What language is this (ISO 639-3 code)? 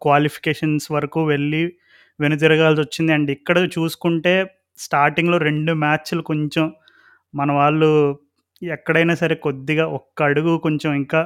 tel